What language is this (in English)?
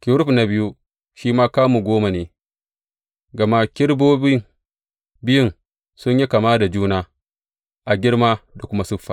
Hausa